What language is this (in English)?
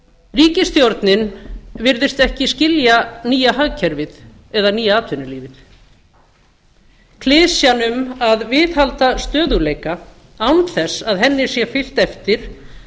Icelandic